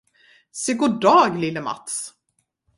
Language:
Swedish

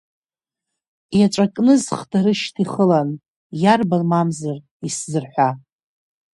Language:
Abkhazian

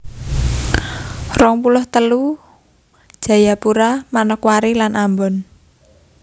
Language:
Javanese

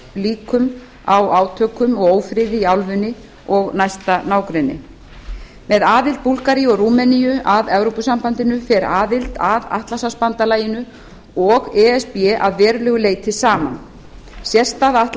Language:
Icelandic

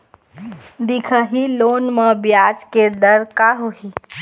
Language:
Chhattisgarhi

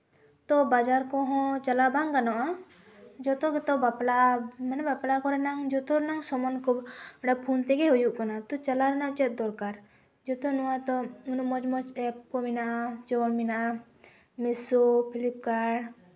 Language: Santali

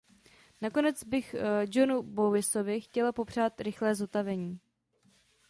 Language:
Czech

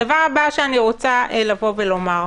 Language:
Hebrew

